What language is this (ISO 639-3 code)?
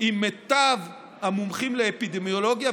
heb